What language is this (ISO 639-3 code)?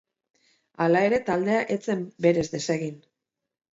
eus